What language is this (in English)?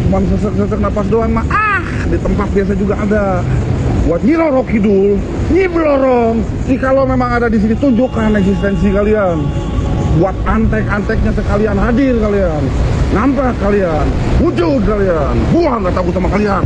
Indonesian